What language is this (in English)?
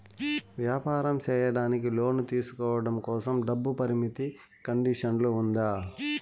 Telugu